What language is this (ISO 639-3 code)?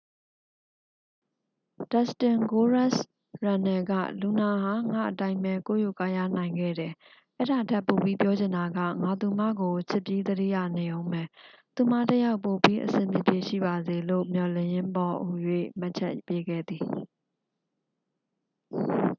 mya